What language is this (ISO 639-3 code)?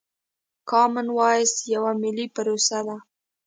pus